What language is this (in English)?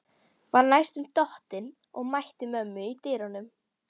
Icelandic